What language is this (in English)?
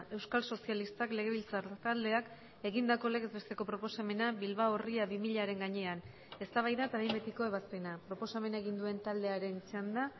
Basque